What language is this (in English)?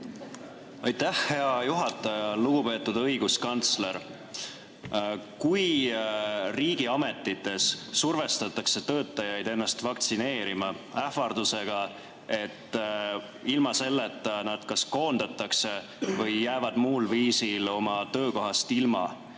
Estonian